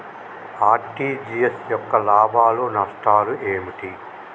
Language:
Telugu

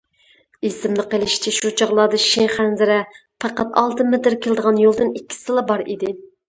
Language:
Uyghur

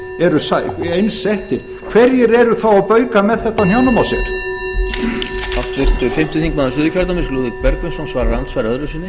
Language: Icelandic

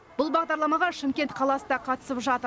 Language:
Kazakh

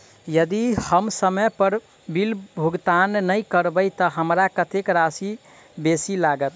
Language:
Maithili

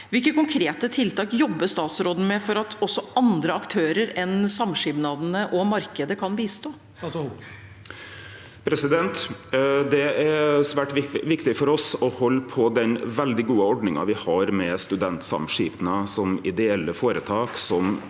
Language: Norwegian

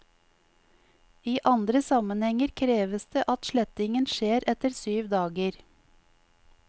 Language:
Norwegian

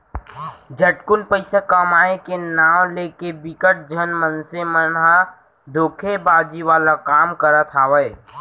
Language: Chhattisgarhi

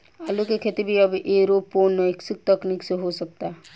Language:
Bhojpuri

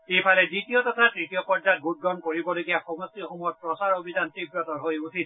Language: Assamese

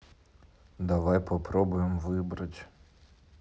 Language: Russian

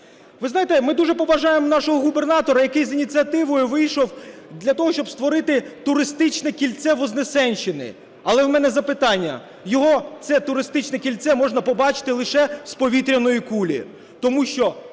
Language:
Ukrainian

